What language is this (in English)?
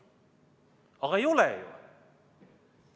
Estonian